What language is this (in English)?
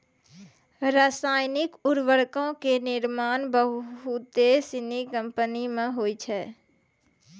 Maithili